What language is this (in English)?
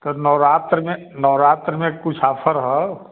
Hindi